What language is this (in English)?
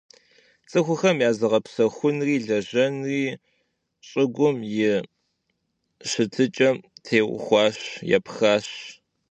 Kabardian